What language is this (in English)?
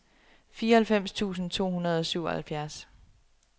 Danish